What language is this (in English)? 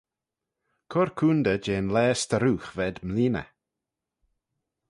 Manx